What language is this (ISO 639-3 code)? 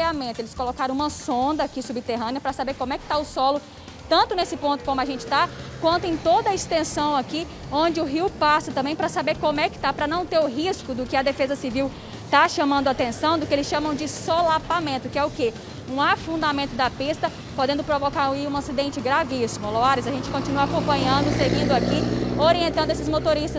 por